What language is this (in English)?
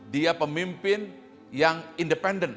Indonesian